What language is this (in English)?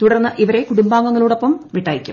Malayalam